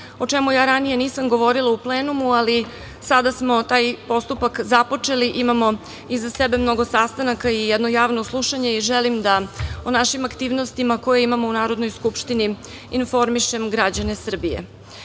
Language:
Serbian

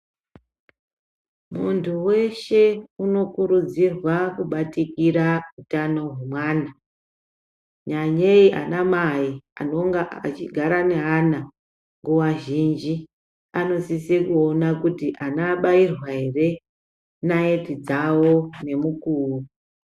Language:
Ndau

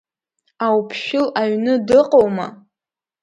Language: Abkhazian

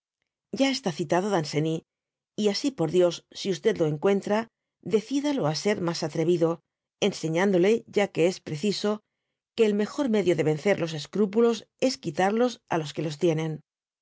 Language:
Spanish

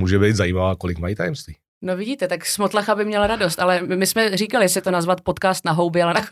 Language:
Czech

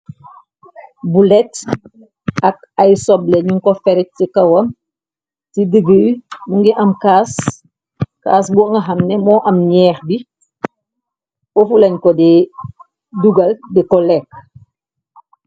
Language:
Wolof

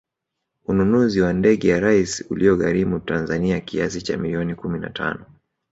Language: Swahili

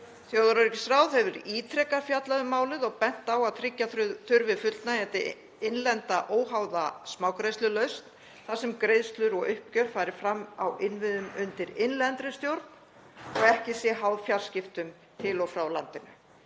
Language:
Icelandic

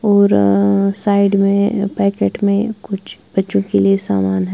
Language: Hindi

